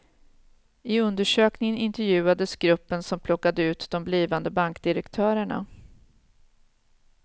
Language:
Swedish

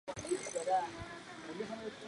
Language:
Chinese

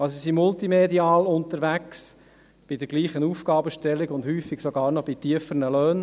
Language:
Swiss German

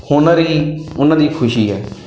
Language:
Punjabi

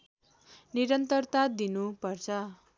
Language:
Nepali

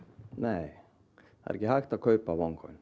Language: Icelandic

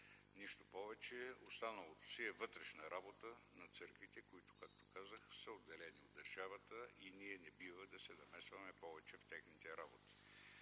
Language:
Bulgarian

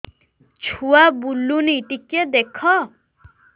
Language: Odia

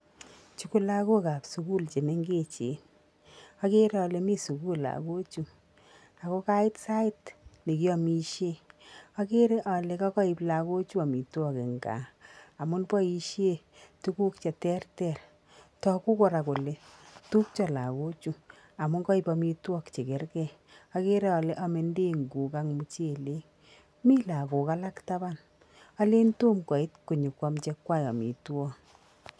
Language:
Kalenjin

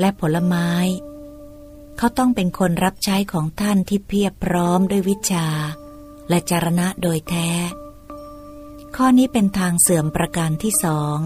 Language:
Thai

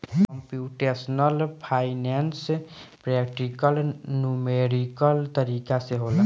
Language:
Bhojpuri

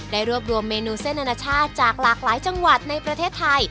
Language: Thai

